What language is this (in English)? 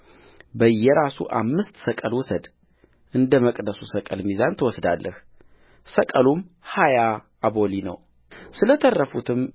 Amharic